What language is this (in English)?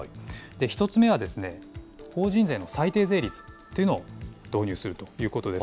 Japanese